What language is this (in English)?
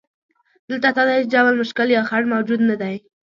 Pashto